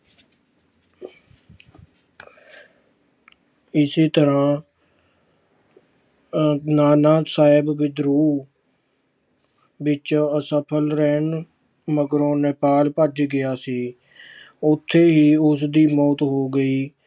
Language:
Punjabi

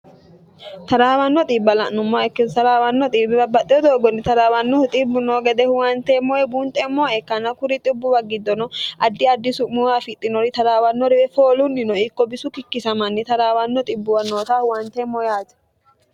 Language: Sidamo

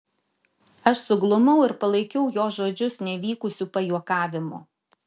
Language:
Lithuanian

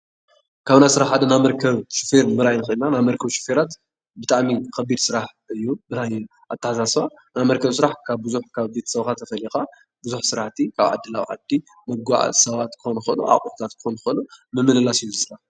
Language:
Tigrinya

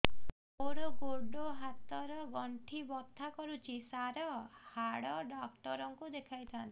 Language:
Odia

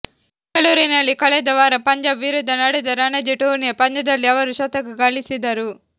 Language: Kannada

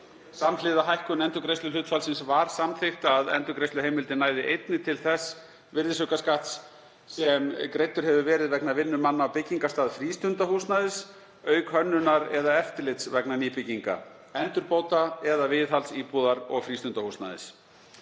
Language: Icelandic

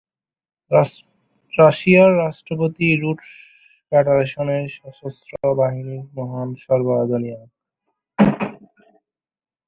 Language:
Bangla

